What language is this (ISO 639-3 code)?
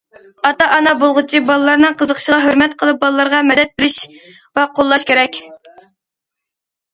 uig